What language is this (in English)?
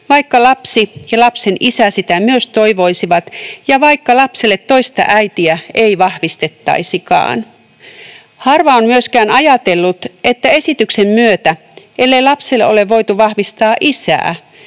Finnish